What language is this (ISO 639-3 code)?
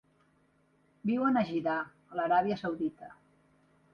cat